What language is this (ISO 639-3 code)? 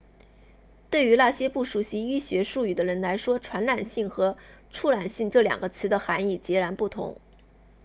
zho